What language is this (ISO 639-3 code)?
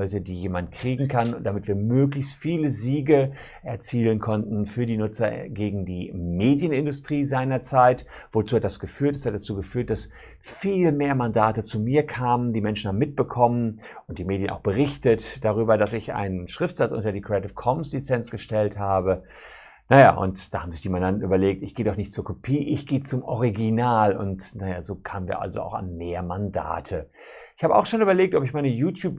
deu